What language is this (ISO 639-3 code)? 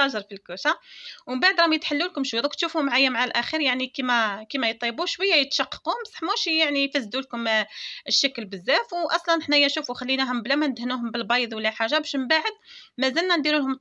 ara